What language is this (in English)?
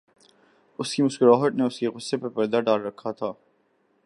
Urdu